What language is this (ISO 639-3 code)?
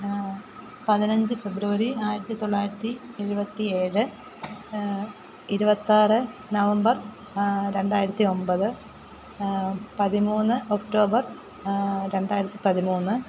mal